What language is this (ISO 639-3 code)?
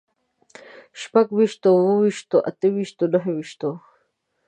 pus